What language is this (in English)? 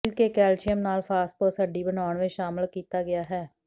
Punjabi